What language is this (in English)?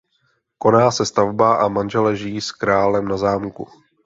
Czech